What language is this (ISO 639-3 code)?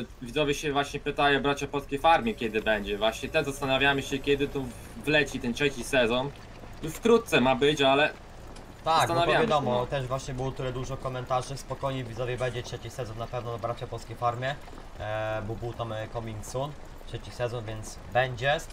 pol